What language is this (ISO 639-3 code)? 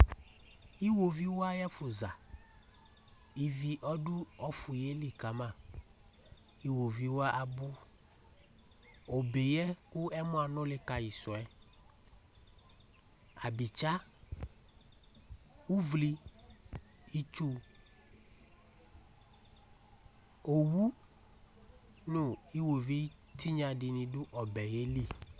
kpo